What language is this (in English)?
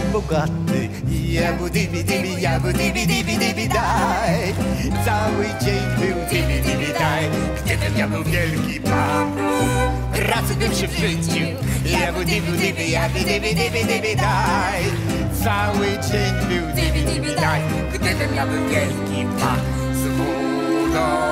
Czech